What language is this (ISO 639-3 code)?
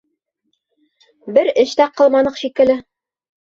bak